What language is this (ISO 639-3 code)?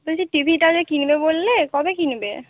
ben